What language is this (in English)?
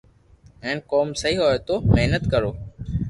Loarki